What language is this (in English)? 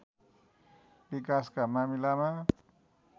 Nepali